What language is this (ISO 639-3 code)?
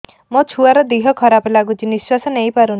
ori